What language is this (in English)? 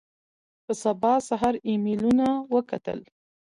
Pashto